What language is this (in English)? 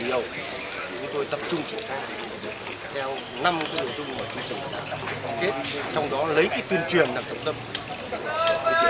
Vietnamese